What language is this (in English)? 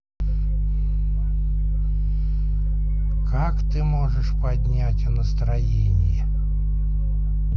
Russian